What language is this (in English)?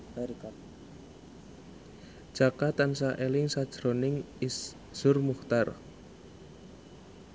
Javanese